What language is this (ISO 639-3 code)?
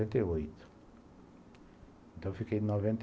por